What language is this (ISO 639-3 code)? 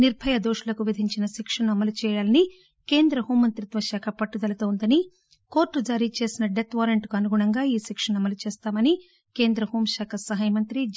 tel